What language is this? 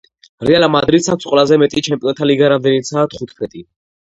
Georgian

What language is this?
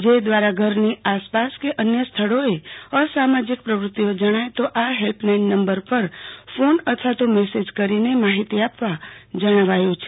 Gujarati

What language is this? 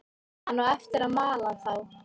Icelandic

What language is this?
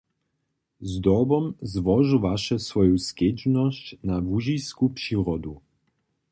Upper Sorbian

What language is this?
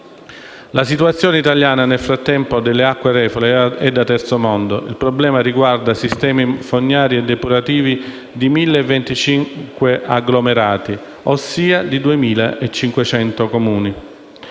Italian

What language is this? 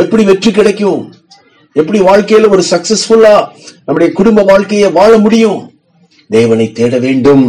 Tamil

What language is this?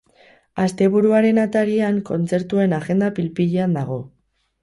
Basque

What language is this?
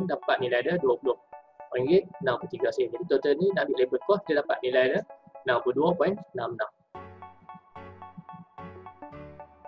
Malay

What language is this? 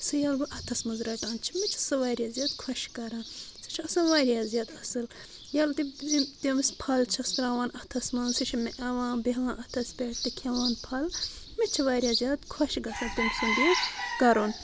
Kashmiri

